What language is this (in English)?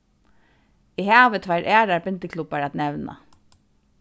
Faroese